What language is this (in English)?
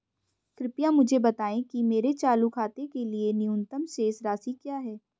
Hindi